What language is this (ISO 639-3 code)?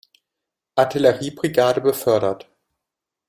deu